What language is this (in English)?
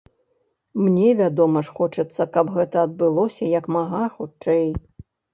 Belarusian